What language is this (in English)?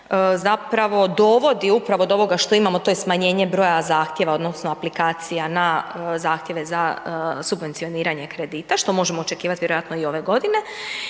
Croatian